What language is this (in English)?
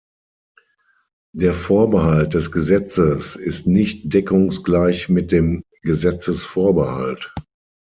German